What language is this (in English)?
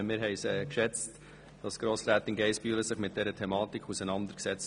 Swiss German